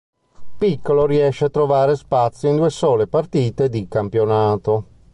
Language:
Italian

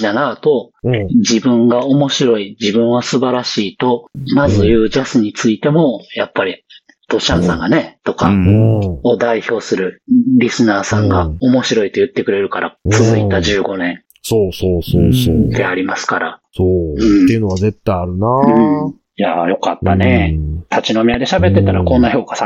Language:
Japanese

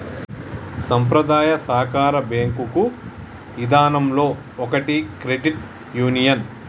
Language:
Telugu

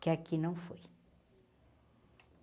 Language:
Portuguese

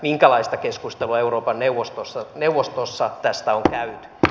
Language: Finnish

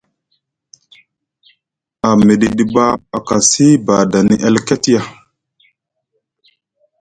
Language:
Musgu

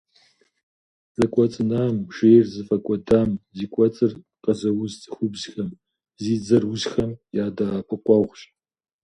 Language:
Kabardian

